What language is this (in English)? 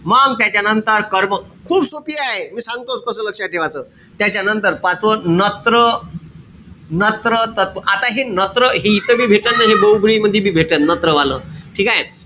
Marathi